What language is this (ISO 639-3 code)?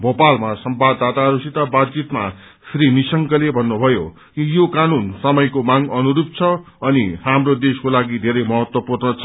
nep